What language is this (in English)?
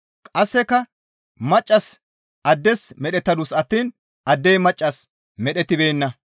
Gamo